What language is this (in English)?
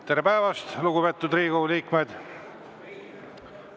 Estonian